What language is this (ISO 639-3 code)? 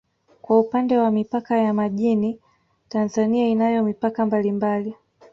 swa